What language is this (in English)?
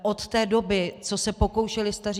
Czech